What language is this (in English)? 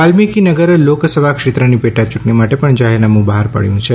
Gujarati